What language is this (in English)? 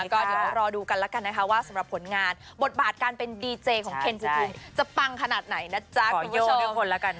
Thai